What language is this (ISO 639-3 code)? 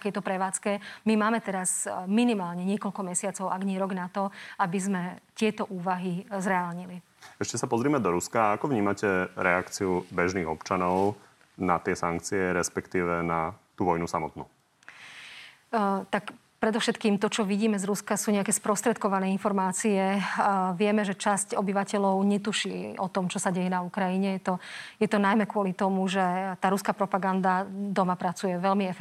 slk